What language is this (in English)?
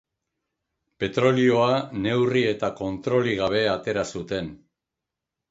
Basque